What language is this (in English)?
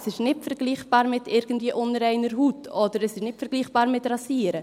Swiss German